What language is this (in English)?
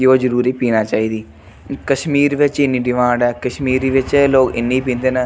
Dogri